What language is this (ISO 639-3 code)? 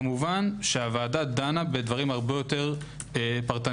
heb